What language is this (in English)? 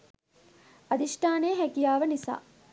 Sinhala